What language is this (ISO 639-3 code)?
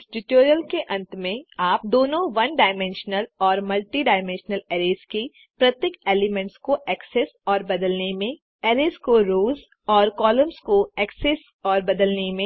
hin